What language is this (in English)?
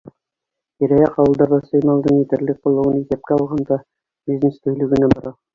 Bashkir